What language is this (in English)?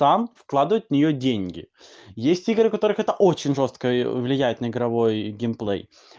Russian